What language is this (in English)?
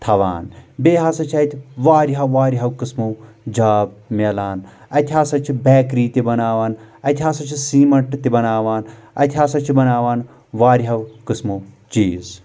Kashmiri